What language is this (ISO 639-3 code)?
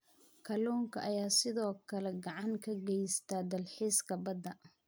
som